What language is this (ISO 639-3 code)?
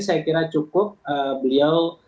ind